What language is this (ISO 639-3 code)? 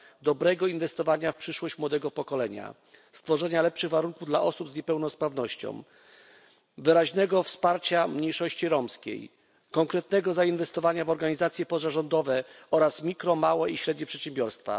pol